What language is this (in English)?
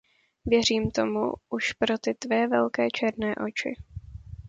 Czech